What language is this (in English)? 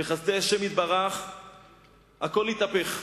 Hebrew